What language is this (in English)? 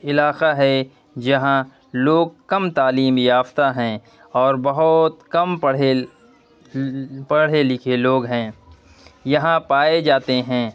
Urdu